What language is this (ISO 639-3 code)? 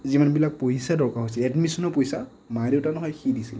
asm